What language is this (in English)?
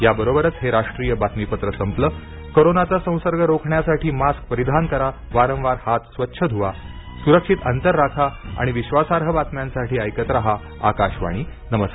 Marathi